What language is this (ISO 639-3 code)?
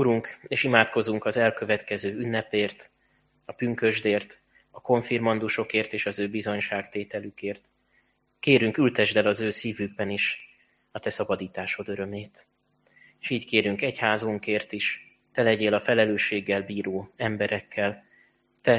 hun